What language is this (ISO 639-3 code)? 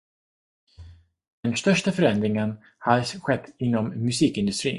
swe